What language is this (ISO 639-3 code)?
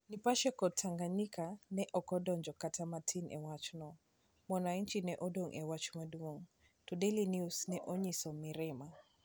luo